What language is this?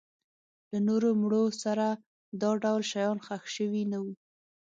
Pashto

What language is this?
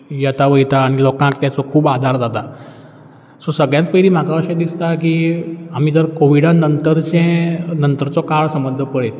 Konkani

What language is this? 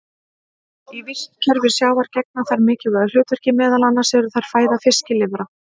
Icelandic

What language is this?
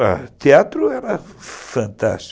Portuguese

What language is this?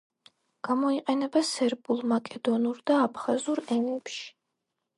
Georgian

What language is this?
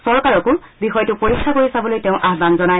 Assamese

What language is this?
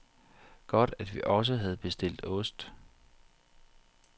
Danish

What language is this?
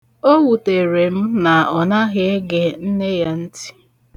Igbo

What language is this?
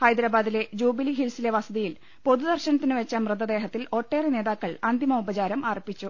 Malayalam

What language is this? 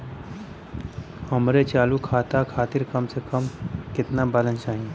Bhojpuri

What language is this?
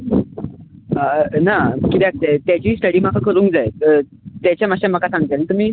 Konkani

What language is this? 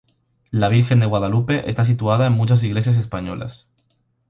Spanish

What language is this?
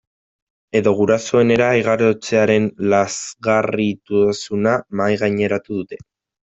Basque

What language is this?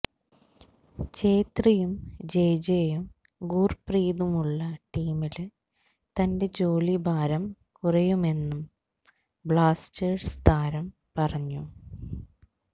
Malayalam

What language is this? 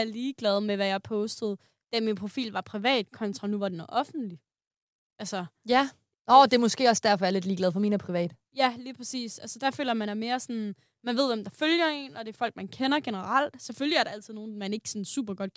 Danish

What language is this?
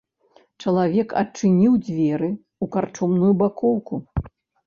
Belarusian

